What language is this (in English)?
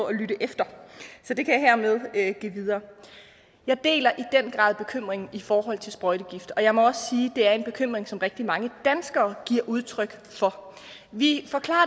Danish